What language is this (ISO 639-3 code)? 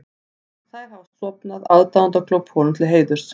isl